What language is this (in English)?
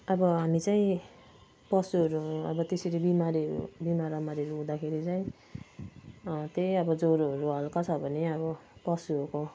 Nepali